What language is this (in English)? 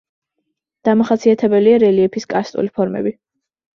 Georgian